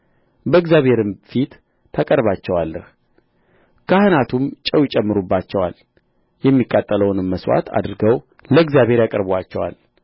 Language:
Amharic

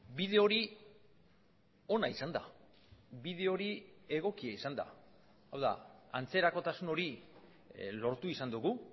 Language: Basque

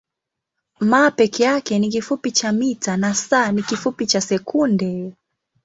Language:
Swahili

